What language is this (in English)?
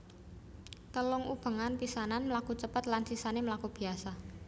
Javanese